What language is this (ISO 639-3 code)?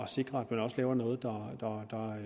dan